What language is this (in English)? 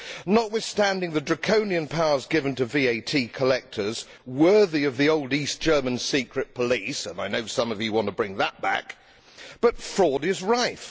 English